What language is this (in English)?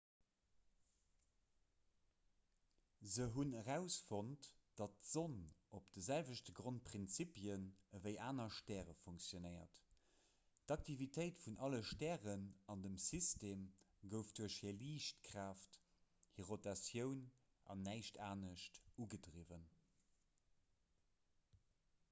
Luxembourgish